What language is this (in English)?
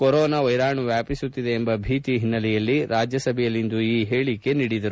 Kannada